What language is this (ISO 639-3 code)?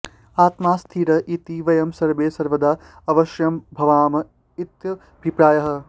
san